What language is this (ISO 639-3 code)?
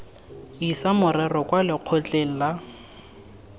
tsn